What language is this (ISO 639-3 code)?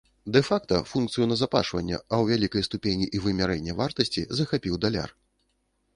bel